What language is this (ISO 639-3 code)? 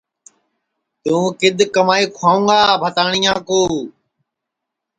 ssi